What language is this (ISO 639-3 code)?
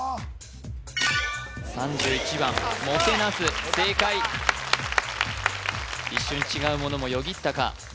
jpn